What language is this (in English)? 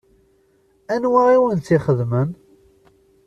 Kabyle